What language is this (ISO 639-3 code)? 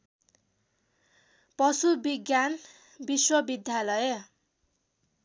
nep